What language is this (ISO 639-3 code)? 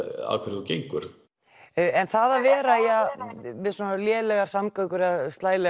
isl